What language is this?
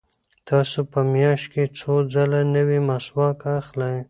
Pashto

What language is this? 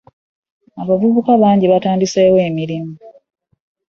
Ganda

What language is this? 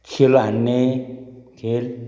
Nepali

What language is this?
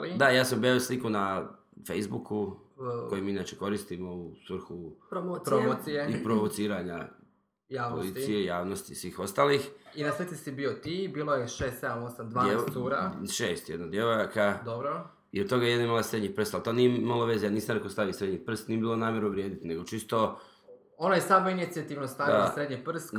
Croatian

